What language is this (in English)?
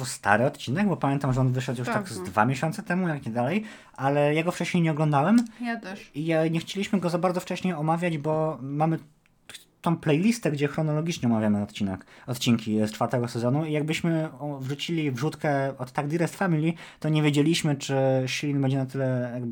Polish